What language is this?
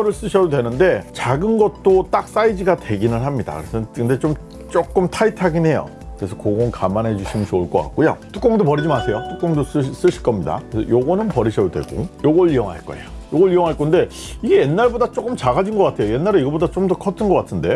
Korean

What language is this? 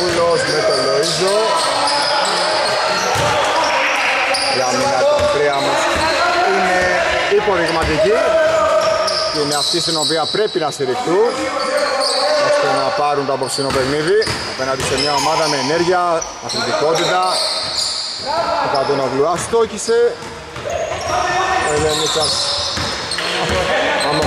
Greek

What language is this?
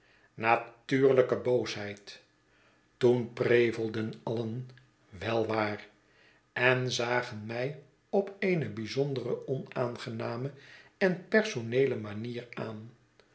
Dutch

